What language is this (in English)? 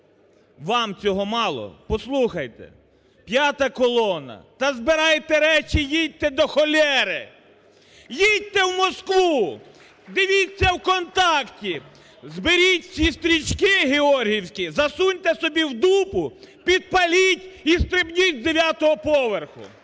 Ukrainian